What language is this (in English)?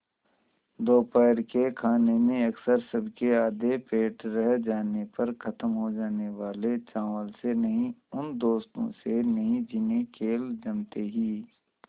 Hindi